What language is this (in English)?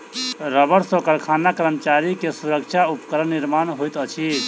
Maithili